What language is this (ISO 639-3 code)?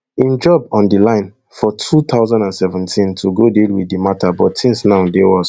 pcm